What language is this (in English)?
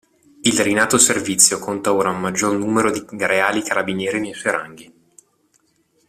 Italian